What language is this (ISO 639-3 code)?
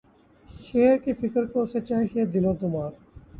urd